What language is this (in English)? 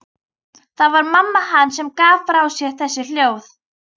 Icelandic